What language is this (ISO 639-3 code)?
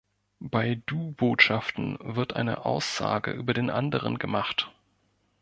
deu